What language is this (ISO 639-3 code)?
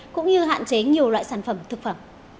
vie